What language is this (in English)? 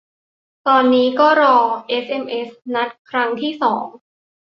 Thai